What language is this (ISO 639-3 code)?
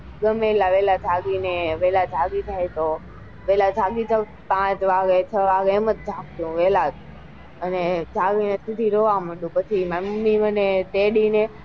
guj